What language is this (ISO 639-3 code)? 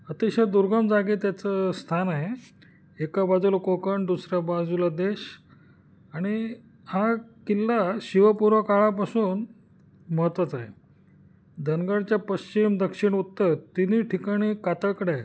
mar